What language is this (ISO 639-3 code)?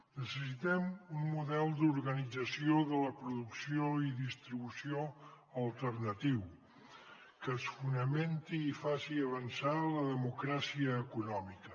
cat